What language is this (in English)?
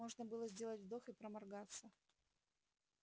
Russian